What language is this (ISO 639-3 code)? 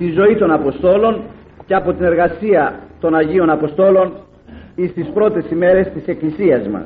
ell